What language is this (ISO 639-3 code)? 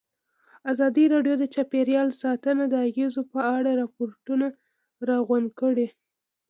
pus